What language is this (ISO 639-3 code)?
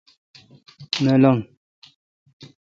xka